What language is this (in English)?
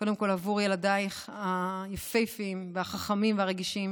Hebrew